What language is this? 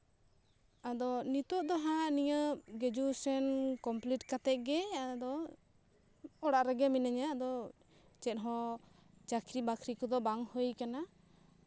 Santali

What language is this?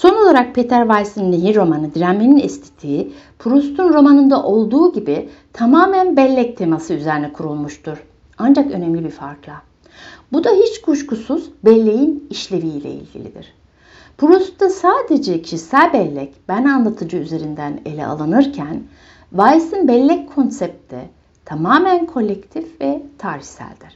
Turkish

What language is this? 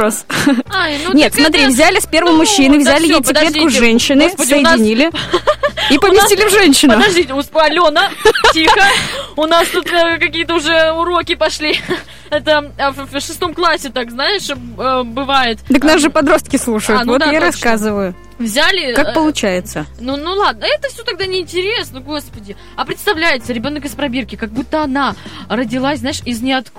Russian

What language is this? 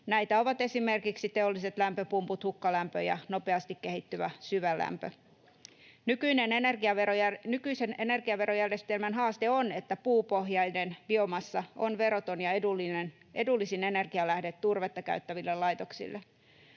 Finnish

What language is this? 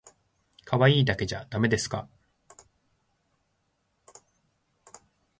Japanese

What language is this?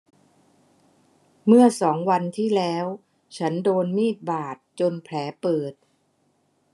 Thai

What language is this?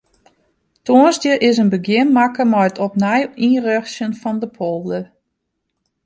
Western Frisian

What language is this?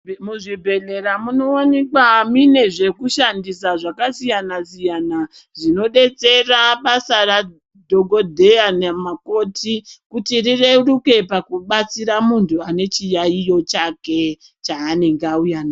Ndau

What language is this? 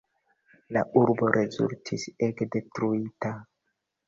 Esperanto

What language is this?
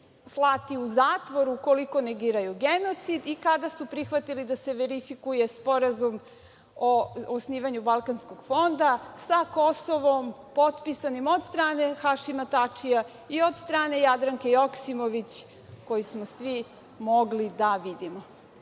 Serbian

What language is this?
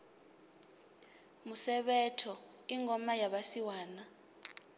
Venda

